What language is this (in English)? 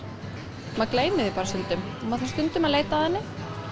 Icelandic